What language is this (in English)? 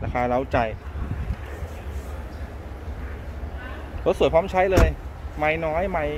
Thai